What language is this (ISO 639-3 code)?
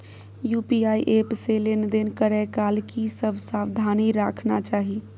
mai